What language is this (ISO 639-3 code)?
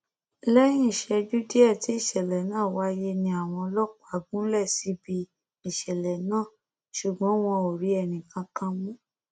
yor